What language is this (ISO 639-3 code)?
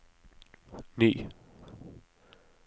nor